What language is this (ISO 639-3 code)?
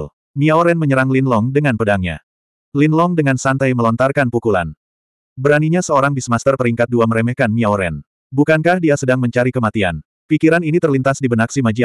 ind